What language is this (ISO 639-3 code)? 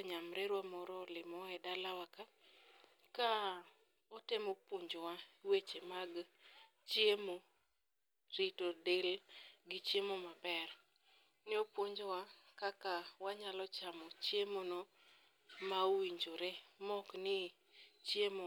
luo